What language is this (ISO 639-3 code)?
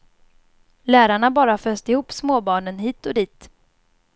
swe